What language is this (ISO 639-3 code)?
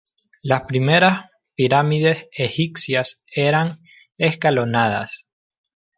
spa